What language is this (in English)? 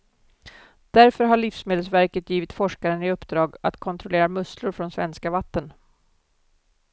Swedish